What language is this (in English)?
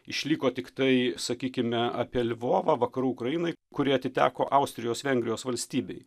Lithuanian